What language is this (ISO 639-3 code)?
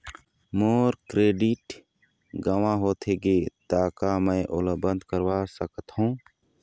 hne